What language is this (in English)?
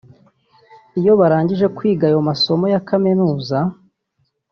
Kinyarwanda